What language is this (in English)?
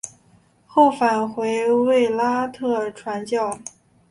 Chinese